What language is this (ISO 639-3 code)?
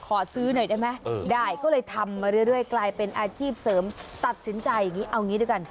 tha